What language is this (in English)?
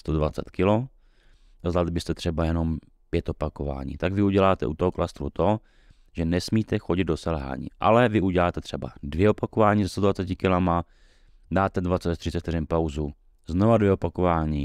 Czech